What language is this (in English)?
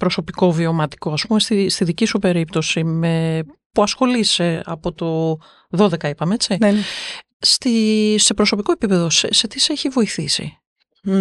Greek